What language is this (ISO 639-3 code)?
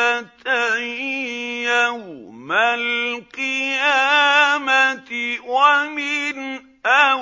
ara